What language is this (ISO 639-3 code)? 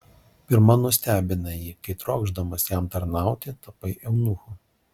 lit